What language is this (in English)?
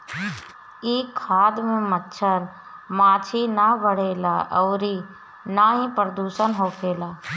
Bhojpuri